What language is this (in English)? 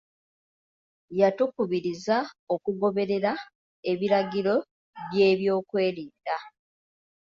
Ganda